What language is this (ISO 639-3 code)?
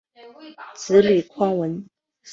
zho